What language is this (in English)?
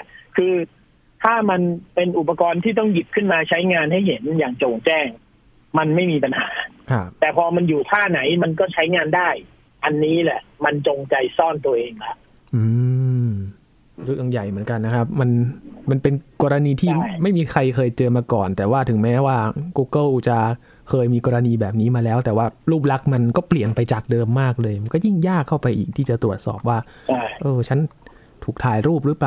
Thai